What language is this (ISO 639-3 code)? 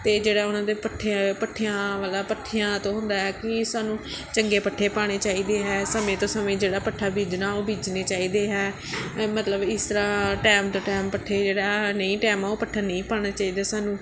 pan